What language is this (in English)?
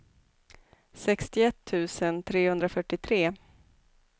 Swedish